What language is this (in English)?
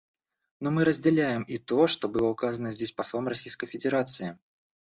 Russian